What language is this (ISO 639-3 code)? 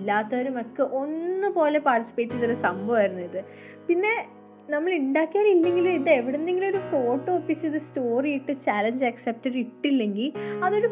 mal